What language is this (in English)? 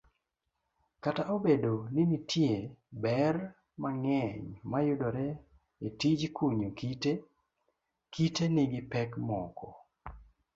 Luo (Kenya and Tanzania)